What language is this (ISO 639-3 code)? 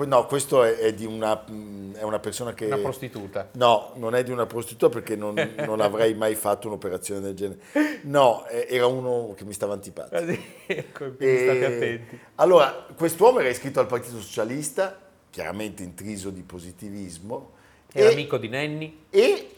ita